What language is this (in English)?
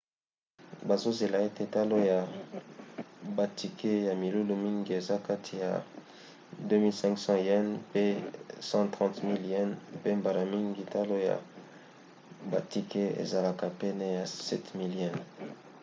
Lingala